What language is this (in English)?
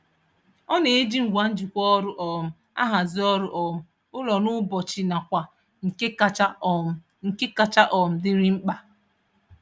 Igbo